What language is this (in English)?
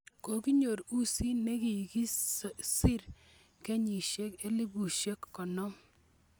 Kalenjin